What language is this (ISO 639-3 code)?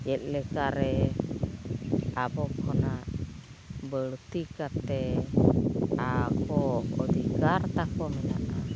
sat